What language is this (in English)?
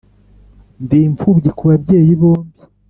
Kinyarwanda